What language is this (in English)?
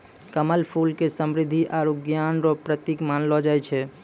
Maithili